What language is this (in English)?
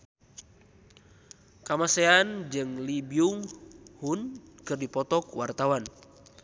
Sundanese